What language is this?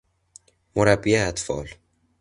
Persian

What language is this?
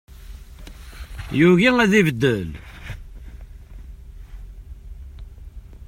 Kabyle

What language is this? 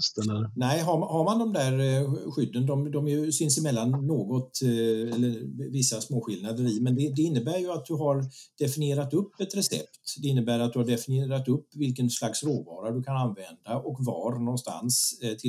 Swedish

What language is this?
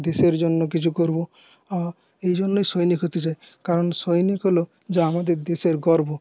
Bangla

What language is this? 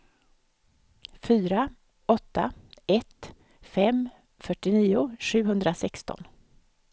Swedish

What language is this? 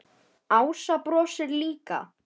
Icelandic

